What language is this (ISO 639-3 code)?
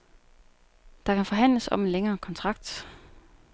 dan